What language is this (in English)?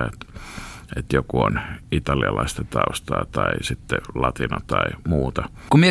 Finnish